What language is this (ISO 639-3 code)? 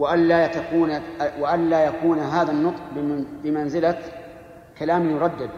ara